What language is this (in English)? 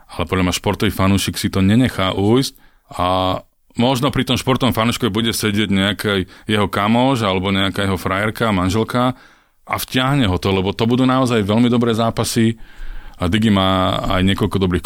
Slovak